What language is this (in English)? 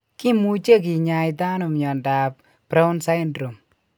Kalenjin